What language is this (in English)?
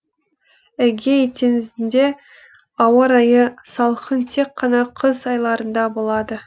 Kazakh